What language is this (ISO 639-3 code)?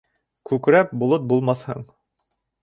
bak